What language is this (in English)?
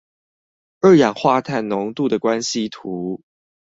Chinese